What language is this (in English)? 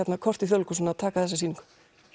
Icelandic